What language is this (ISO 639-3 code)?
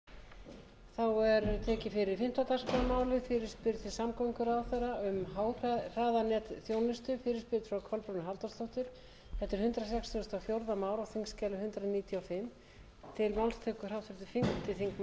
isl